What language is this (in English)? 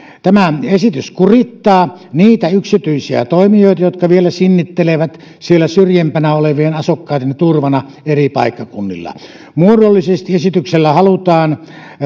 Finnish